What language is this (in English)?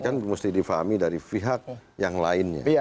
Indonesian